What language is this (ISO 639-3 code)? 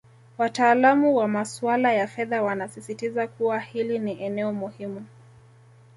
swa